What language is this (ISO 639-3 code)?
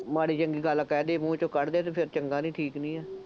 pan